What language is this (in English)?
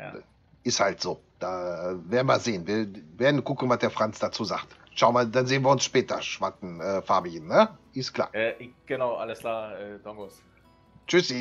German